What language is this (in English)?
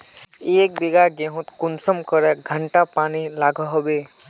Magahi